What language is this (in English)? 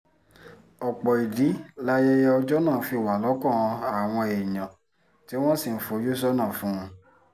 Yoruba